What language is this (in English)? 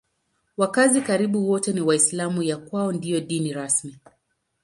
Swahili